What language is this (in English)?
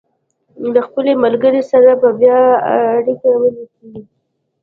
Pashto